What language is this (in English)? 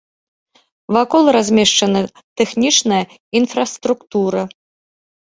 Belarusian